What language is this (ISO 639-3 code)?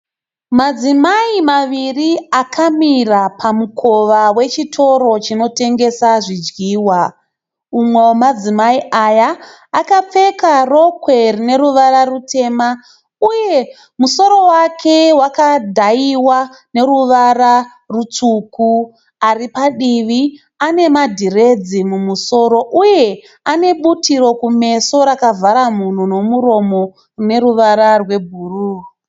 sna